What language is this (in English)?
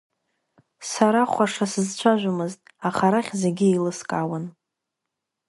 Abkhazian